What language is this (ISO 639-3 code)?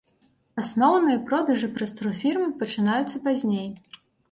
bel